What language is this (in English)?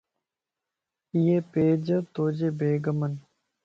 Lasi